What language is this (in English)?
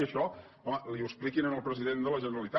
Catalan